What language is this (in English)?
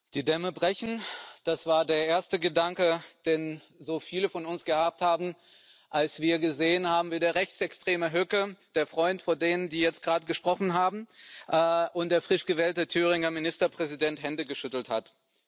German